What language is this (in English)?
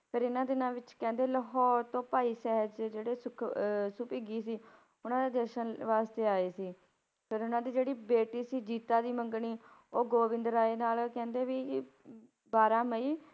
Punjabi